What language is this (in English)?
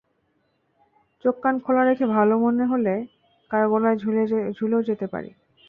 Bangla